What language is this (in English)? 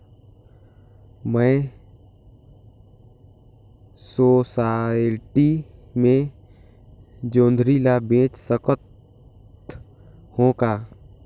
Chhattisgarhi